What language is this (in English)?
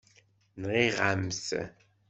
Kabyle